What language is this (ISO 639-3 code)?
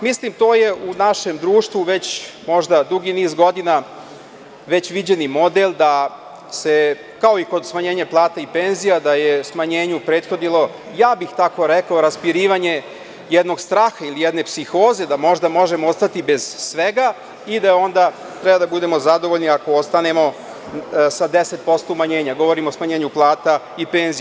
srp